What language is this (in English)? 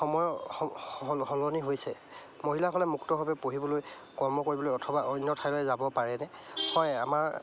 Assamese